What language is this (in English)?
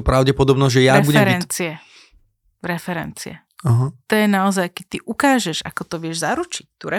Slovak